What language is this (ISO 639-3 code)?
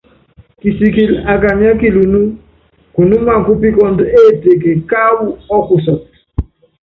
yav